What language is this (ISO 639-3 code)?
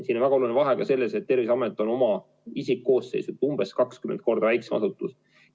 est